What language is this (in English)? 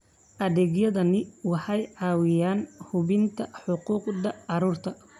Somali